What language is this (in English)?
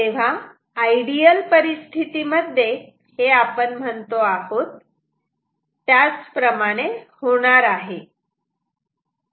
Marathi